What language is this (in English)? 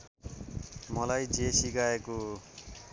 Nepali